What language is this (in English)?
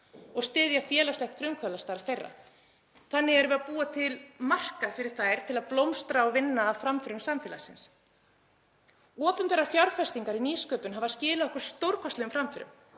Icelandic